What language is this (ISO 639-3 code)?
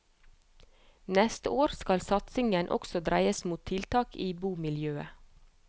nor